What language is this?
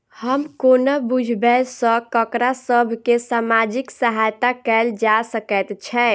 Maithili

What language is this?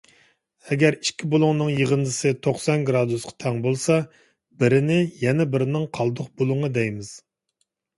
Uyghur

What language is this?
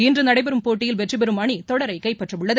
Tamil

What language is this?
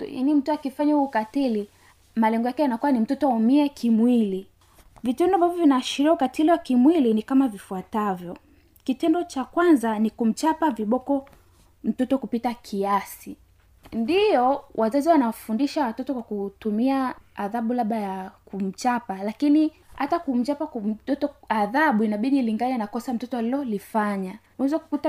Swahili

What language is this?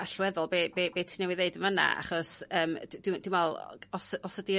Welsh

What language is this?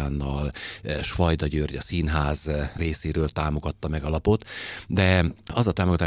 Hungarian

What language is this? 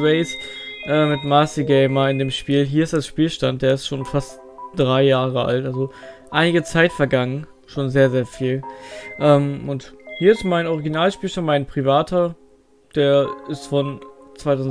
German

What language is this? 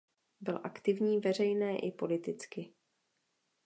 Czech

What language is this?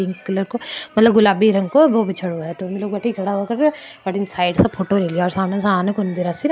Marwari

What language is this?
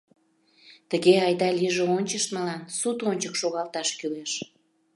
Mari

